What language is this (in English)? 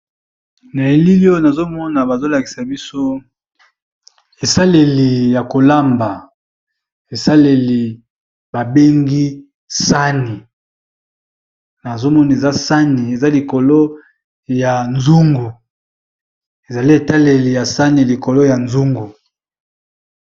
Lingala